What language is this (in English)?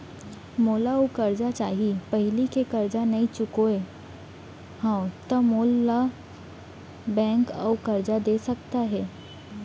Chhattisgarhi